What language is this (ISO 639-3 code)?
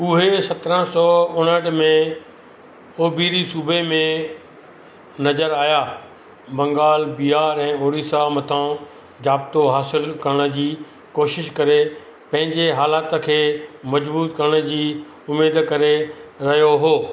snd